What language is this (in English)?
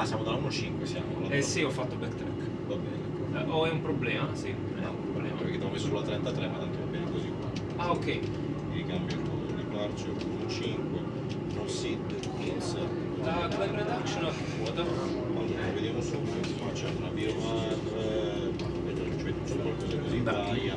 Italian